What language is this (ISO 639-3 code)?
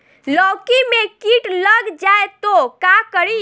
bho